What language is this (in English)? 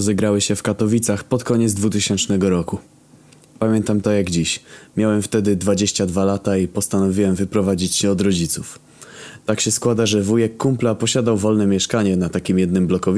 Polish